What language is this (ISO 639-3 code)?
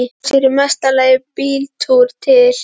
isl